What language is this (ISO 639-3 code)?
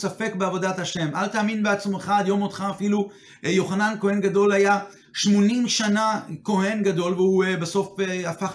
heb